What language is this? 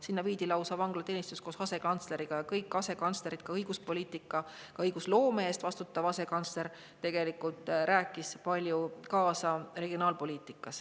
Estonian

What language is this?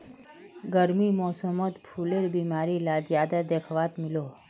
Magahi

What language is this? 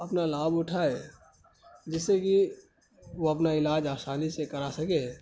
Urdu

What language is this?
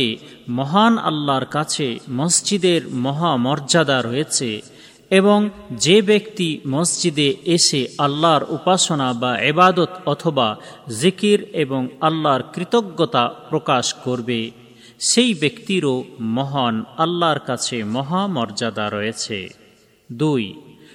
Bangla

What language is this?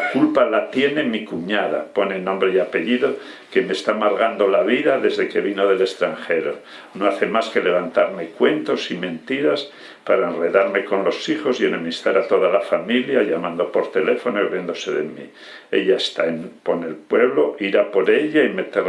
Spanish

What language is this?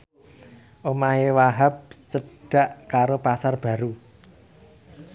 Javanese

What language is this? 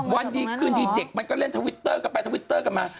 Thai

